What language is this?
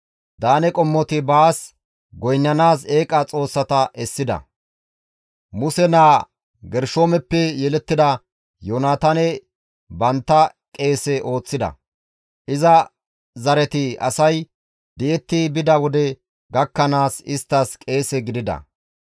Gamo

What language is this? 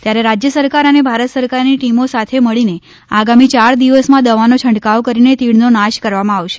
Gujarati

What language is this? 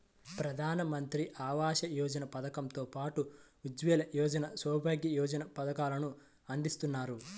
Telugu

